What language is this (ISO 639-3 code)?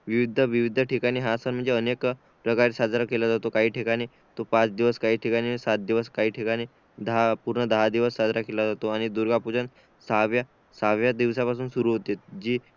mar